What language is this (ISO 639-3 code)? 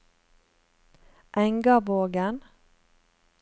nor